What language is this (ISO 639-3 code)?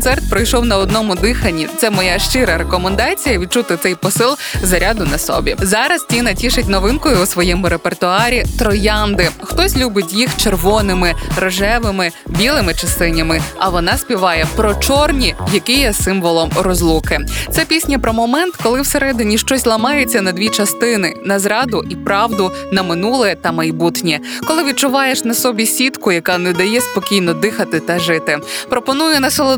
ukr